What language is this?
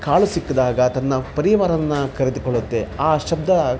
Kannada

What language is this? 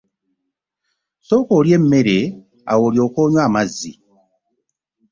Ganda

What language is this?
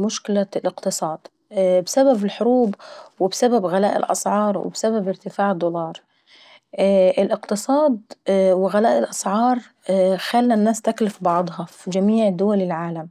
Saidi Arabic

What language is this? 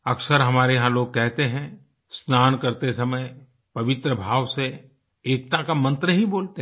Hindi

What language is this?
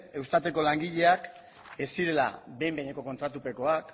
Basque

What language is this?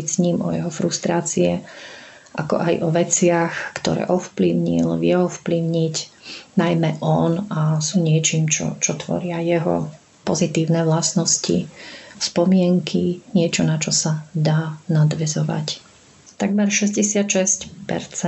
Slovak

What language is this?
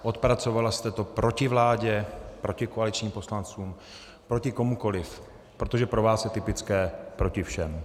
Czech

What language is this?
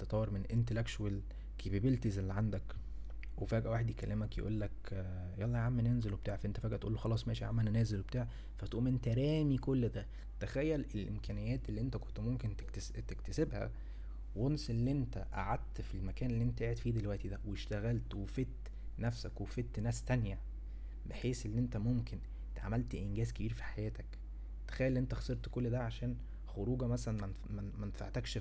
Arabic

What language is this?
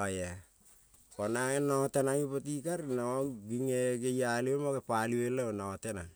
Kol (Papua New Guinea)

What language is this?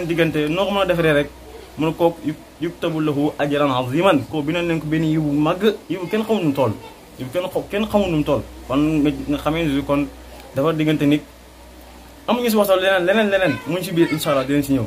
Arabic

